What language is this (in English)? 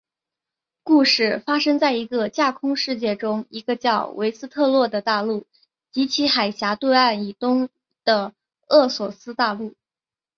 Chinese